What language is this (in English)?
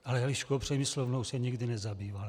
Czech